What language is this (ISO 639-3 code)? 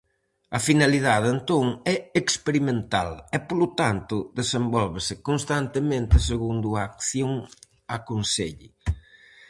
glg